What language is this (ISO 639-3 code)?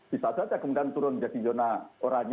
ind